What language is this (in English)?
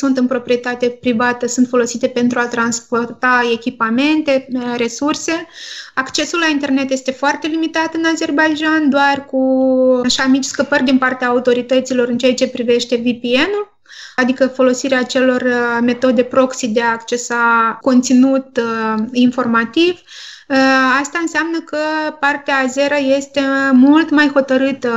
Romanian